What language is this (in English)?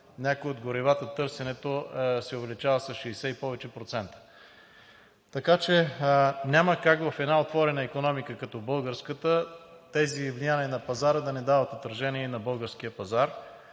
Bulgarian